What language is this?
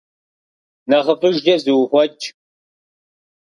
Kabardian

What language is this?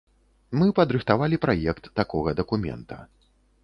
Belarusian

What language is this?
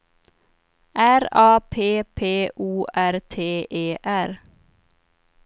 Swedish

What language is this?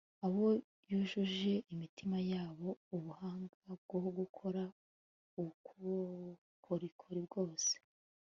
Kinyarwanda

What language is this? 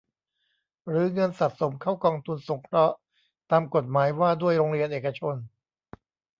Thai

